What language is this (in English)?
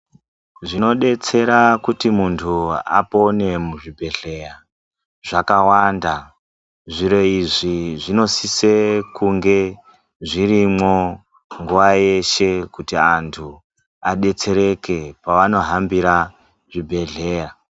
Ndau